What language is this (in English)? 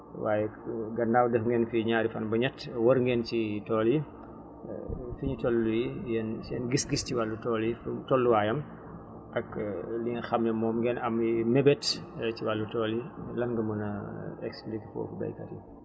Wolof